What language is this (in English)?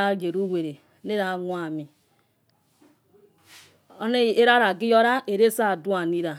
Yekhee